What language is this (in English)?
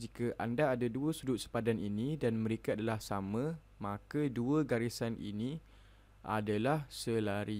Malay